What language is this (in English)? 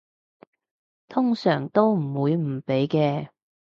Cantonese